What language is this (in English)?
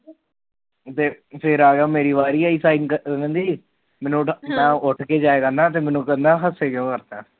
Punjabi